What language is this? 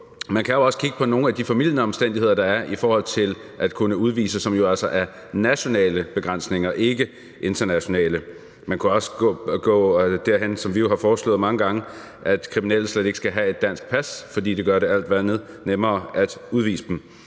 Danish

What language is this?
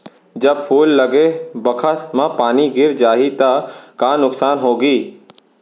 Chhattisgarhi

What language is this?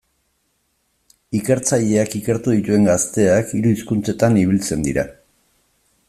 Basque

